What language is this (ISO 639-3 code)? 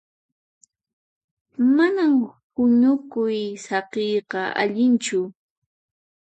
qxp